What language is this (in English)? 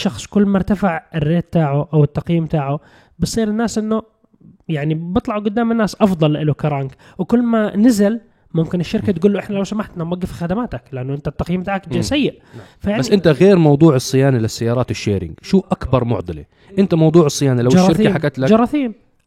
Arabic